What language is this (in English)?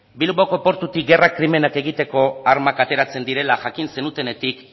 Basque